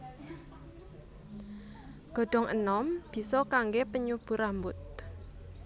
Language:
Javanese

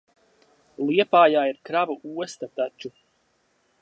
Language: Latvian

